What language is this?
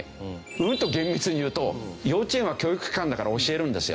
Japanese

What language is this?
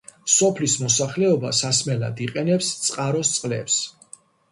Georgian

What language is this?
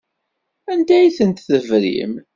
Kabyle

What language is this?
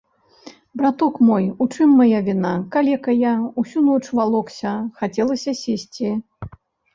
Belarusian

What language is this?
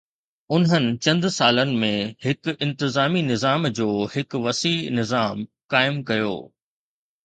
Sindhi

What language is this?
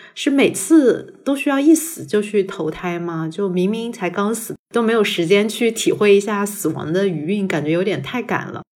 Chinese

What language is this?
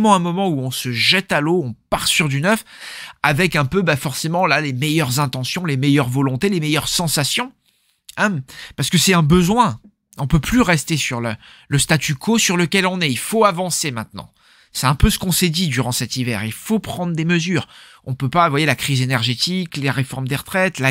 French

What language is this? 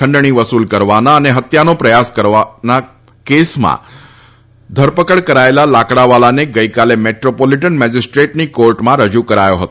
Gujarati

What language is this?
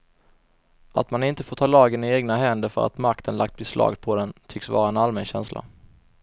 Swedish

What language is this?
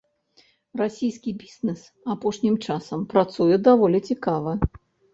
Belarusian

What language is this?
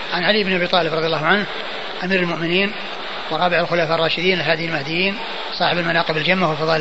Arabic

